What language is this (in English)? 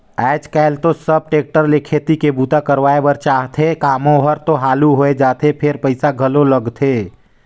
Chhattisgarhi